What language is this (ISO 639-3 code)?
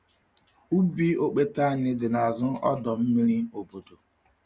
ibo